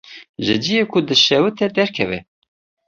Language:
Kurdish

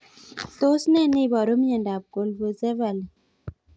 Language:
Kalenjin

